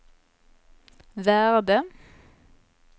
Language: Swedish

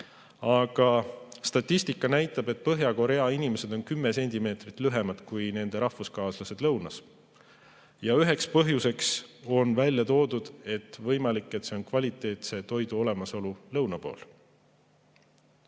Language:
Estonian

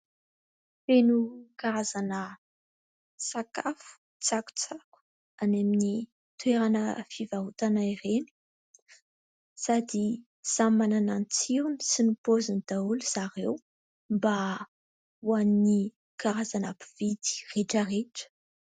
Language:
Malagasy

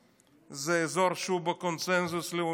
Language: Hebrew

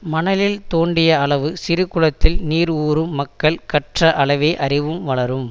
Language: Tamil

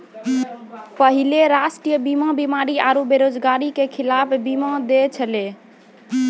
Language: Maithili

